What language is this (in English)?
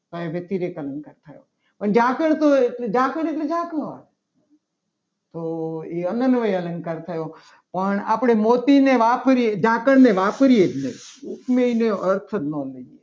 Gujarati